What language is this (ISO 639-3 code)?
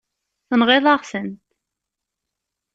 kab